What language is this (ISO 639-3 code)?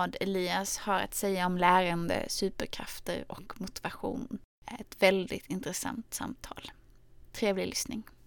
swe